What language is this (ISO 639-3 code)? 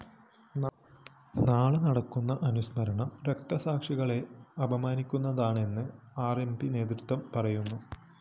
mal